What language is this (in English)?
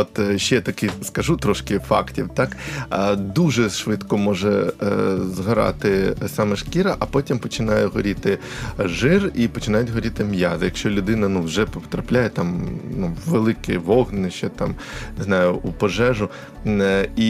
Ukrainian